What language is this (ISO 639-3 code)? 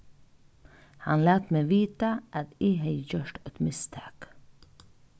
fao